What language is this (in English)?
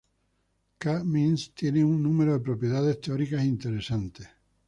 Spanish